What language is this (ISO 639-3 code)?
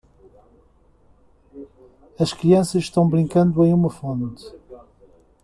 por